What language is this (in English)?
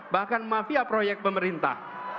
Indonesian